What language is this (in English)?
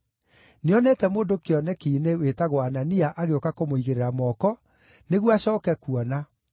Kikuyu